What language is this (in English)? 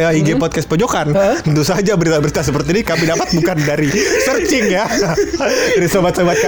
Indonesian